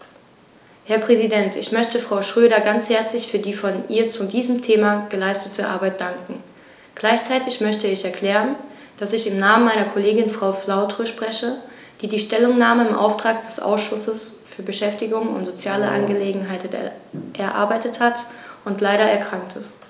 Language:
German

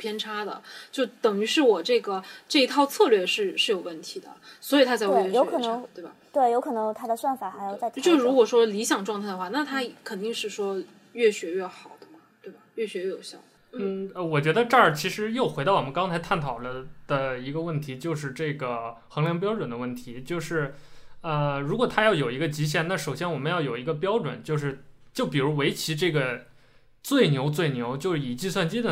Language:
Chinese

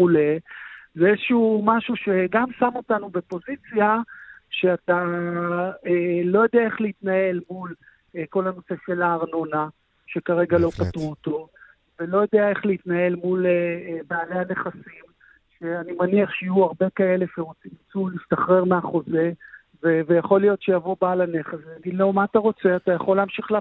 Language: Hebrew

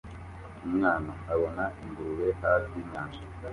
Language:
Kinyarwanda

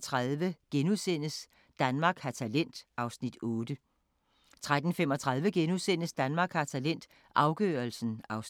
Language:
Danish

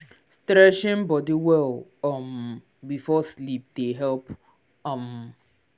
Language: Nigerian Pidgin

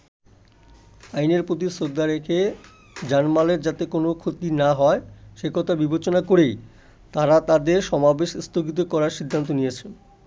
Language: Bangla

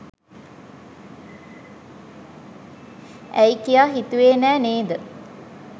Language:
Sinhala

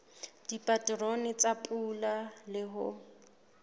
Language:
Southern Sotho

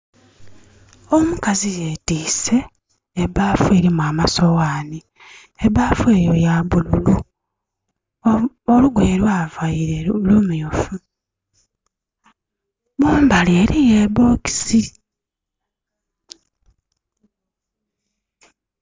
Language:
Soga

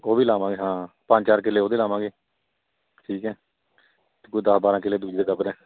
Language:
Punjabi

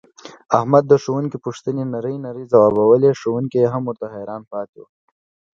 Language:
Pashto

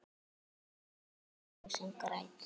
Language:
Icelandic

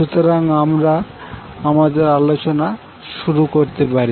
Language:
Bangla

